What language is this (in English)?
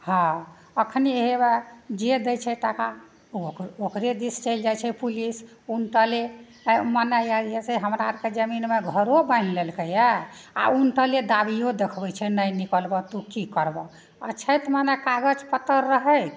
Maithili